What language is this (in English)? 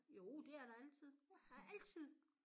Danish